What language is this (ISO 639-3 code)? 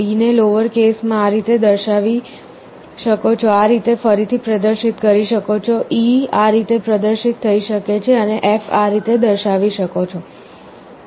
guj